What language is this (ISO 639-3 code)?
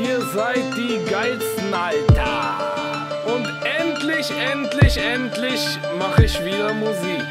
deu